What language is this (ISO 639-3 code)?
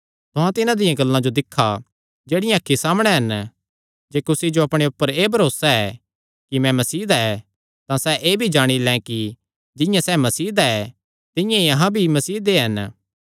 xnr